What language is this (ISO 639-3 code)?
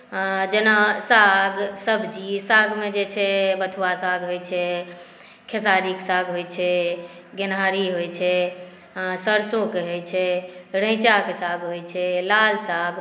mai